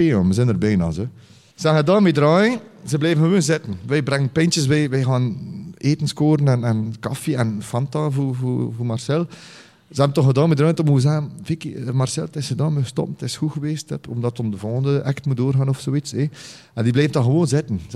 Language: Dutch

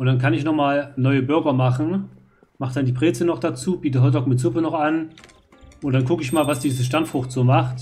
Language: German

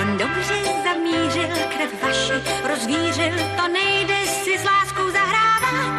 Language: Czech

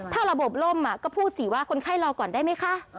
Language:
Thai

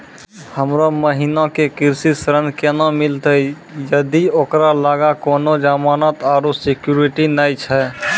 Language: Maithili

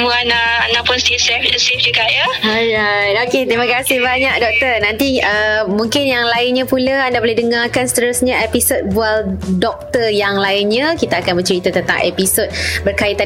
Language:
Malay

